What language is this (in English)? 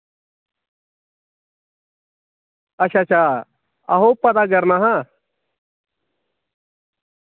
Dogri